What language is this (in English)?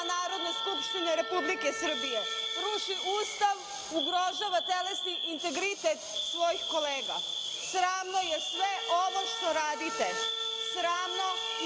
Serbian